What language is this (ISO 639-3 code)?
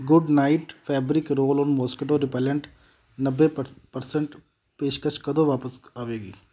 pan